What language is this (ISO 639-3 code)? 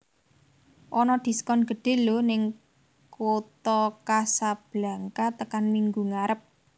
jav